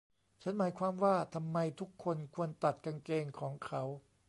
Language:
Thai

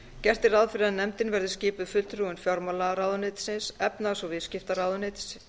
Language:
Icelandic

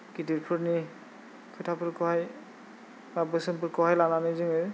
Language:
Bodo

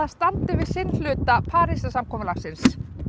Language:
Icelandic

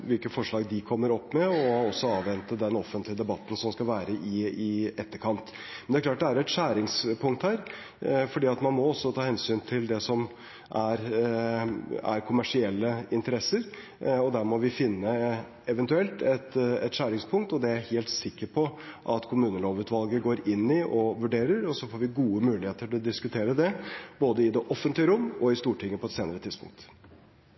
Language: Norwegian Bokmål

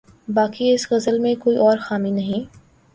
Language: Urdu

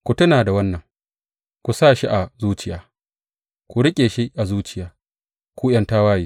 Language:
Hausa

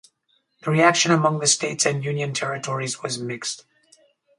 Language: English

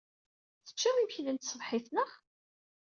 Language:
Kabyle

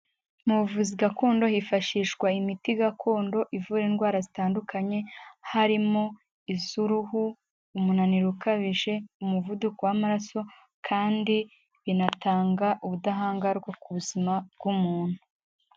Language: Kinyarwanda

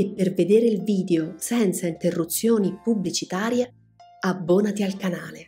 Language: Italian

